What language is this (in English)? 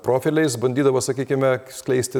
Lithuanian